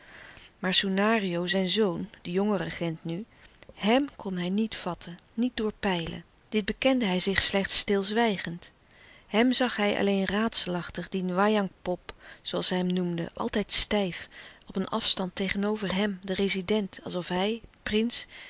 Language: Dutch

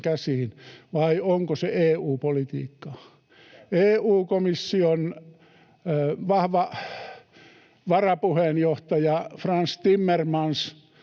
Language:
Finnish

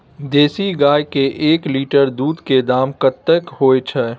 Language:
Maithili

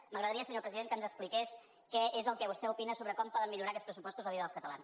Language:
Catalan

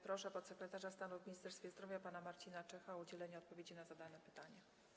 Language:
Polish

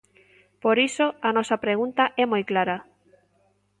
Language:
Galician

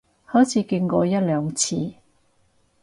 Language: Cantonese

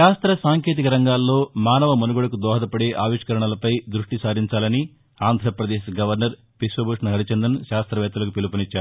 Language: Telugu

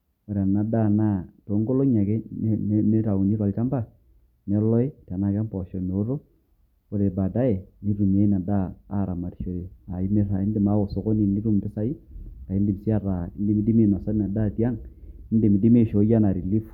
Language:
Masai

